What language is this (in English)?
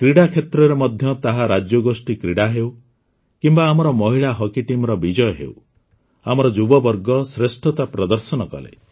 Odia